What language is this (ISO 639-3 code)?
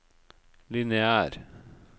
nor